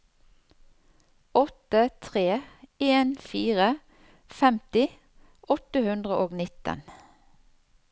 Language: Norwegian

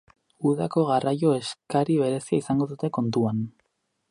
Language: Basque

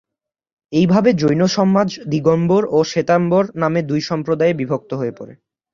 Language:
Bangla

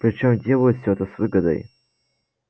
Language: Russian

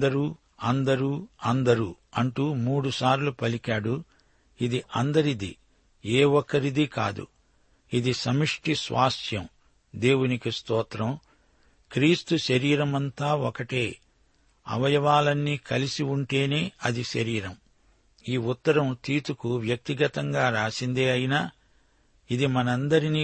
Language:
Telugu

